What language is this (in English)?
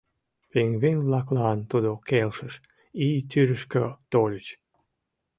Mari